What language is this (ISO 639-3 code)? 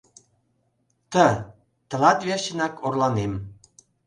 chm